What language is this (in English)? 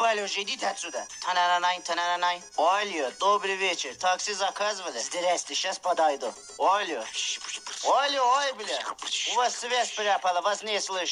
Russian